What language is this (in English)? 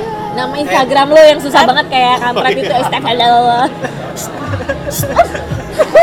Indonesian